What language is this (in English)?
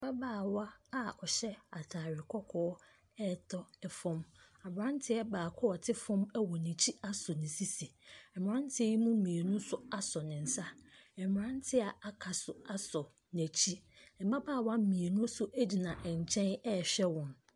Akan